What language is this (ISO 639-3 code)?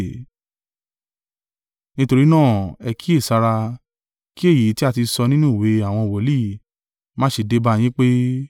yor